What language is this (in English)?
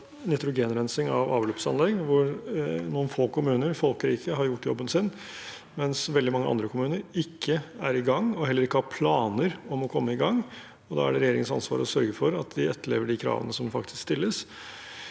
Norwegian